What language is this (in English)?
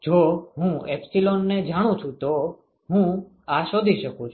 Gujarati